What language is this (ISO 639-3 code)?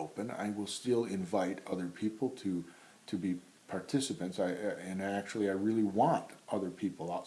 eng